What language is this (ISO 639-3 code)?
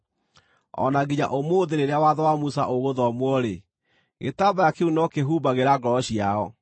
kik